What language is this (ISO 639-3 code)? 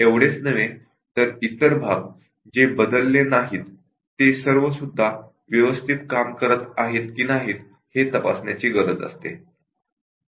mar